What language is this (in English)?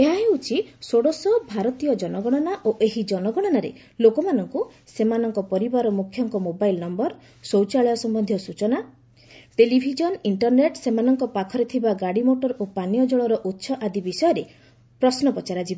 Odia